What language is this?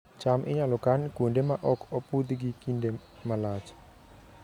Luo (Kenya and Tanzania)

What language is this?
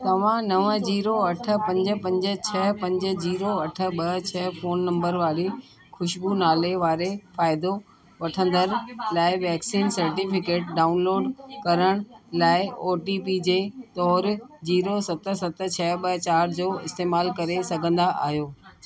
Sindhi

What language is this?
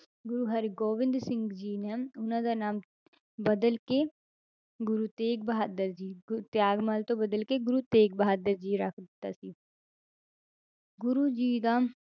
Punjabi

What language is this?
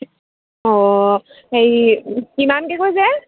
Assamese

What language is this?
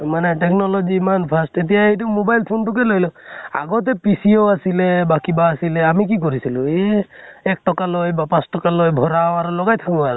Assamese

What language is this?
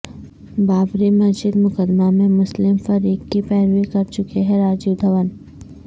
Urdu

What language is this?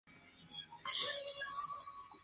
Spanish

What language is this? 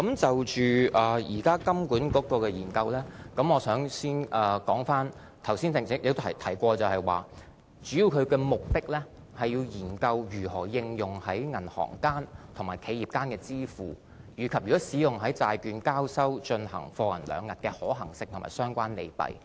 Cantonese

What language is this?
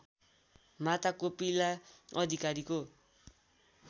Nepali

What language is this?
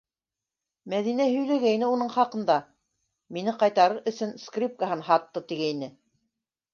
Bashkir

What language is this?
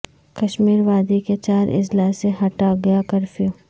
Urdu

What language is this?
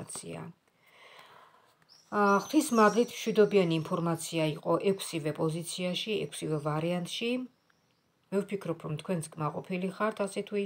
Romanian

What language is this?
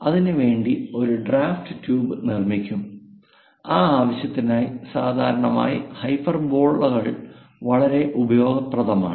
Malayalam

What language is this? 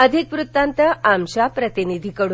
Marathi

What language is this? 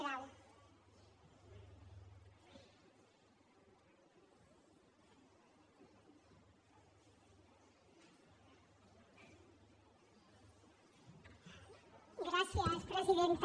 Catalan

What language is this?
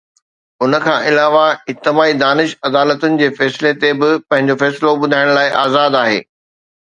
Sindhi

